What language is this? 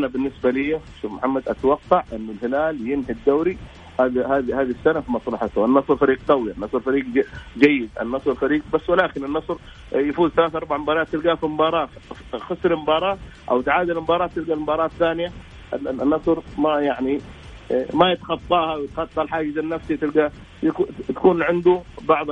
Arabic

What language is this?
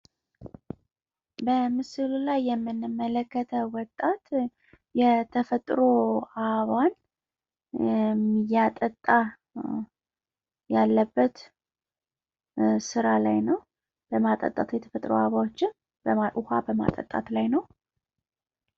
Amharic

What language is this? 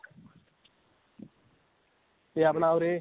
Punjabi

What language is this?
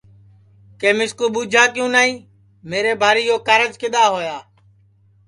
Sansi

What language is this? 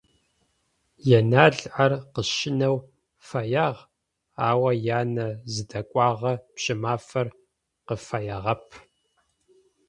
Adyghe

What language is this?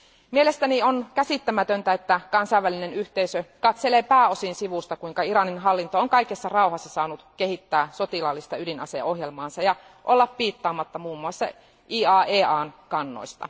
Finnish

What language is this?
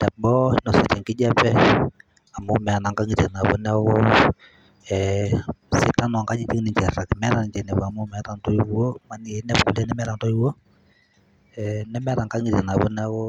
Masai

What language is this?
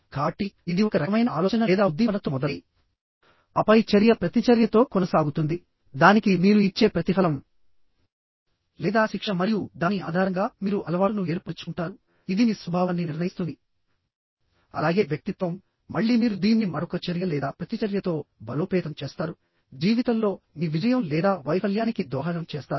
Telugu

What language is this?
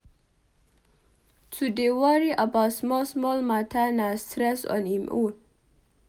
Nigerian Pidgin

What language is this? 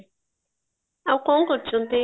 Odia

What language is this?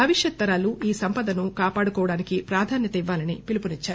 Telugu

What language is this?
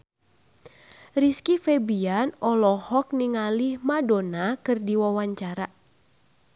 Sundanese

